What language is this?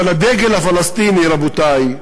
Hebrew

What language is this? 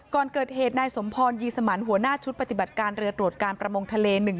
Thai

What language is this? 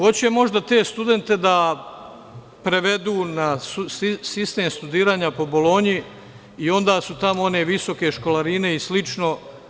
Serbian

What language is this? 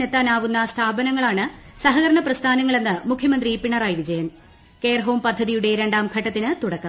Malayalam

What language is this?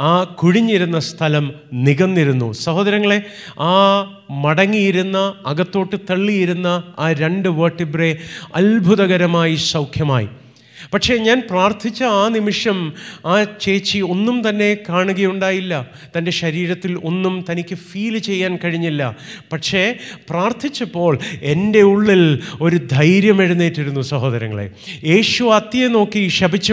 Malayalam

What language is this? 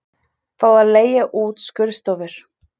Icelandic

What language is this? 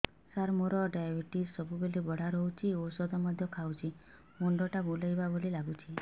Odia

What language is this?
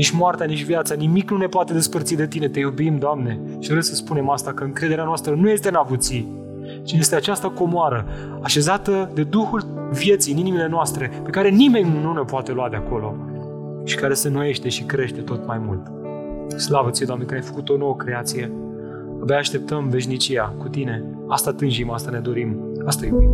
Romanian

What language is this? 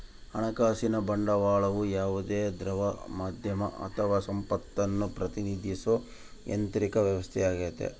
Kannada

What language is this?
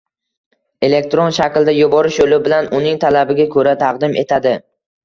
Uzbek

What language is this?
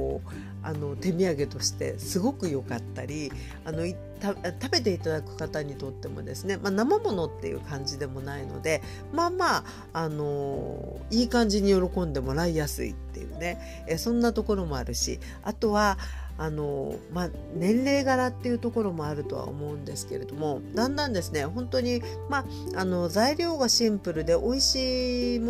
Japanese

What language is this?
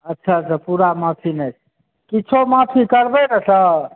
Maithili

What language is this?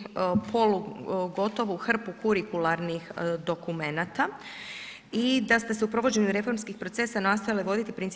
Croatian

